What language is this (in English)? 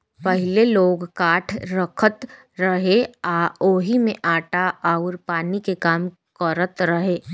Bhojpuri